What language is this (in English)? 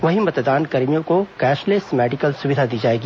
Hindi